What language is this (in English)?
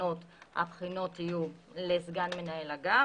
Hebrew